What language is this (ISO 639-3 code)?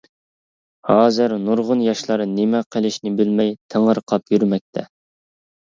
uig